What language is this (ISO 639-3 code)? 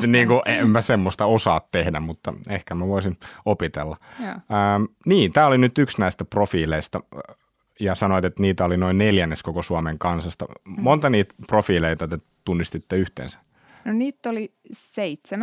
fin